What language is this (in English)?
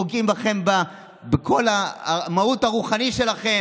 Hebrew